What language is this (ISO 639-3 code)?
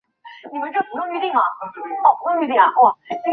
zho